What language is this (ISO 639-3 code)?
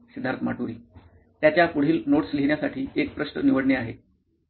mar